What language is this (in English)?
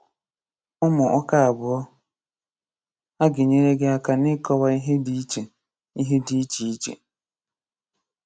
Igbo